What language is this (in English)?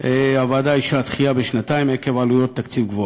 Hebrew